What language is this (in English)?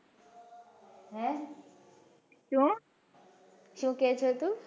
Gujarati